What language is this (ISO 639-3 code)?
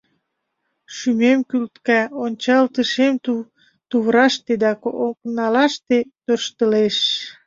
chm